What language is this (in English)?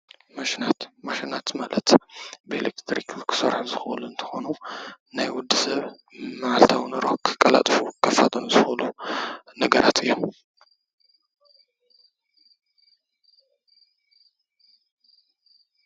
Tigrinya